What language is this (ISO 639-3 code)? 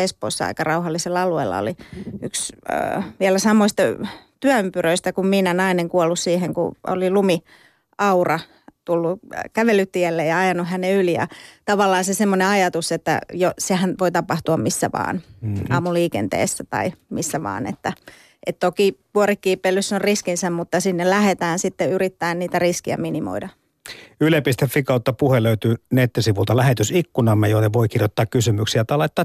fin